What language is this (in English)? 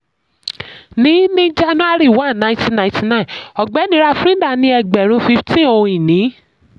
Yoruba